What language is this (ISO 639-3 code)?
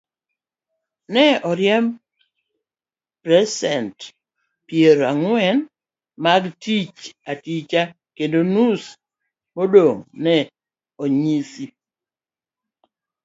luo